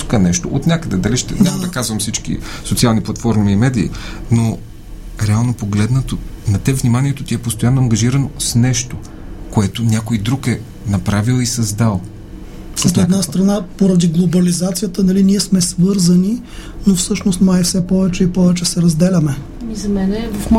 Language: Bulgarian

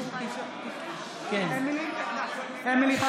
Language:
Hebrew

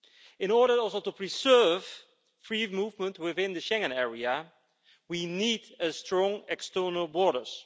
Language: English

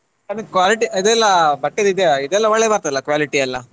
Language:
Kannada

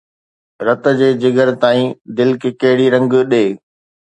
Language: Sindhi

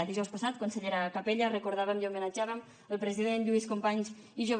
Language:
Catalan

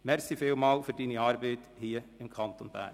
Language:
Swiss German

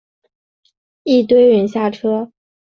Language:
Chinese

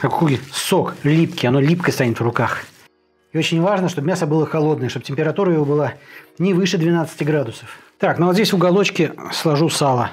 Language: Russian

